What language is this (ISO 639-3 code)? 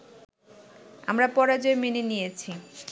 ben